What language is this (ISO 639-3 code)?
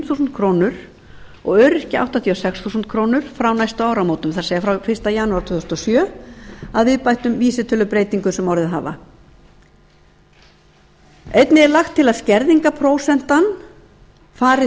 isl